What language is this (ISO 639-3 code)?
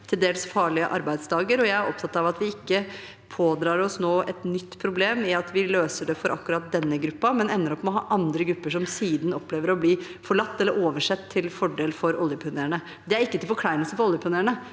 nor